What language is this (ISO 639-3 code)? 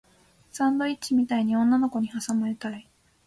jpn